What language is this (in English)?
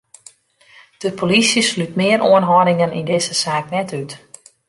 Western Frisian